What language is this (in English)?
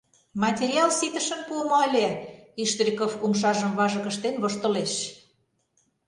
Mari